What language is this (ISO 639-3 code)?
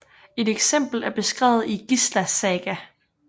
dan